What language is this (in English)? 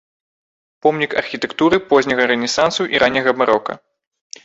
Belarusian